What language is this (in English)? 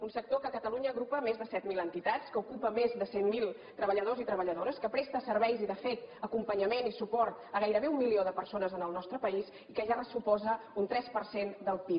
Catalan